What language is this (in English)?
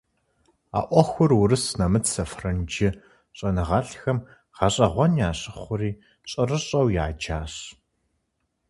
Kabardian